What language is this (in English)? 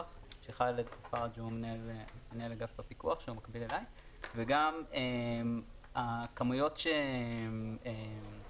Hebrew